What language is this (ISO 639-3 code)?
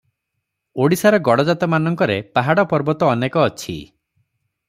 ori